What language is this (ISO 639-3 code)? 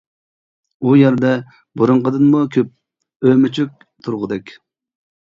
uig